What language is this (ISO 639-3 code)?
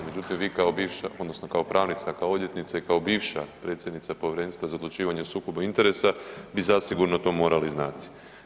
hrv